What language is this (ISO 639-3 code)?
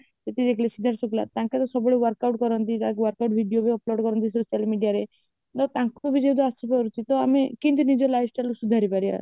ori